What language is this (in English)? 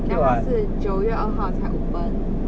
English